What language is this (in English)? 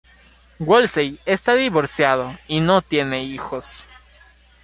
Spanish